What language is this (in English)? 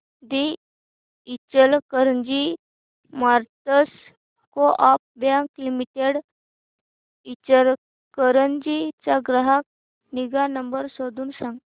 Marathi